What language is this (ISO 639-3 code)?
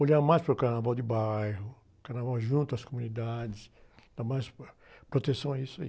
por